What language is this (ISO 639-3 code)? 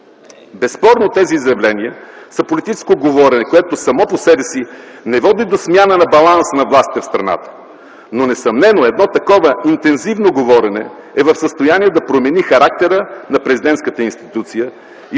bul